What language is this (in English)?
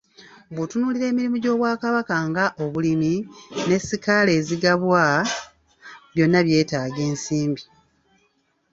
Ganda